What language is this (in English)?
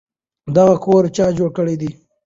Pashto